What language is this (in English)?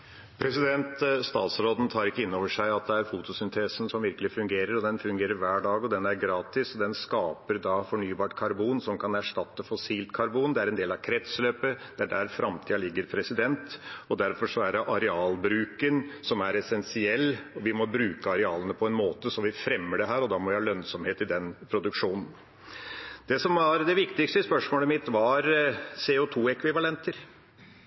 Norwegian